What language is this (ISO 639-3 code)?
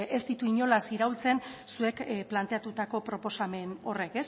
eus